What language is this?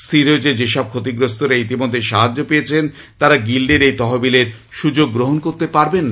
Bangla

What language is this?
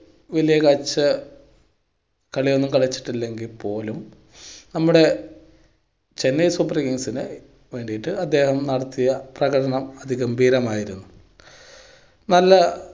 Malayalam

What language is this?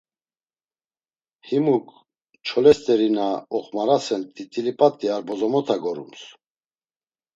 Laz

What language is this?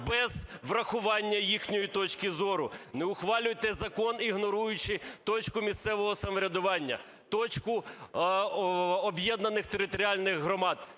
Ukrainian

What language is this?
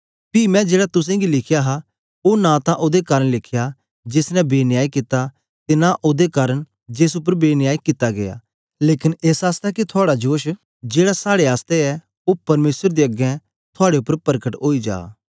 Dogri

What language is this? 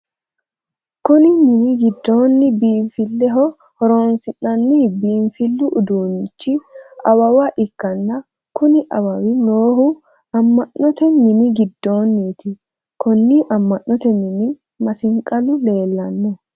Sidamo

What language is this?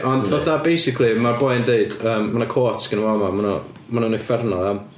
Welsh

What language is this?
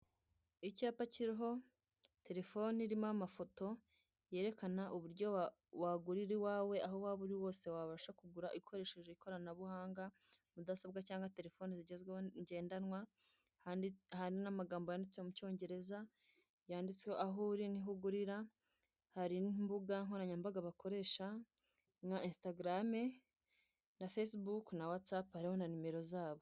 Kinyarwanda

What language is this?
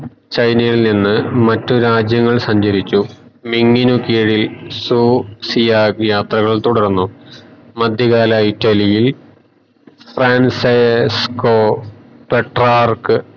Malayalam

